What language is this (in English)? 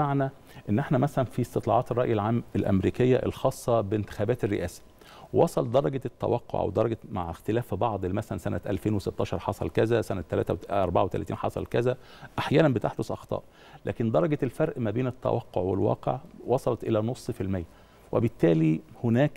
Arabic